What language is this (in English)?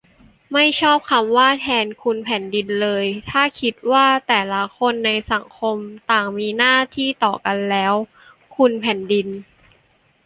Thai